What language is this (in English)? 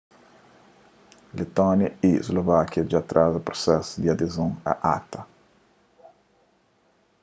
Kabuverdianu